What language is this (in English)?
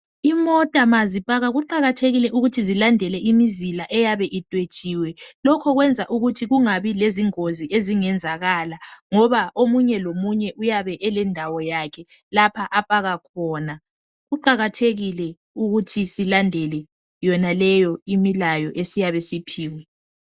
North Ndebele